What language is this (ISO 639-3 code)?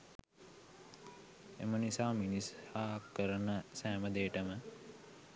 sin